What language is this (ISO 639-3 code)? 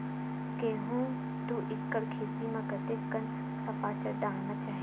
hne